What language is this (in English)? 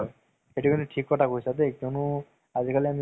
Assamese